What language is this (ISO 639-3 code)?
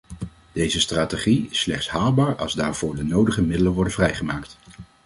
nld